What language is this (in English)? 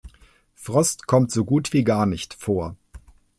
German